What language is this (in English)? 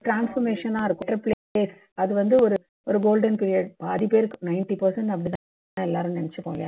Tamil